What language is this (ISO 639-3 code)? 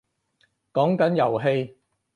yue